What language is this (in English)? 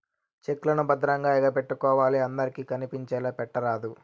Telugu